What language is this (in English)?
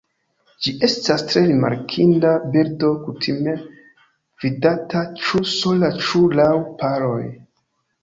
Esperanto